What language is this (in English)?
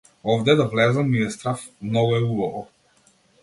Macedonian